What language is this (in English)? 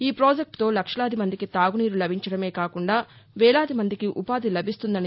Telugu